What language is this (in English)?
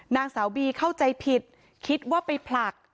Thai